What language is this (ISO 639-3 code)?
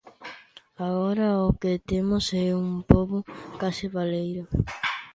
glg